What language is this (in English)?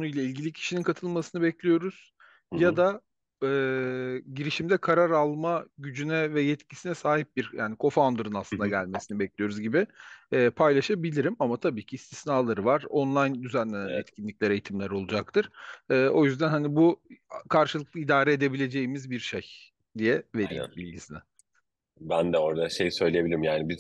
Turkish